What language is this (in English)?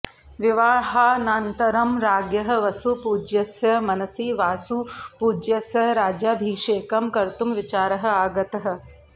Sanskrit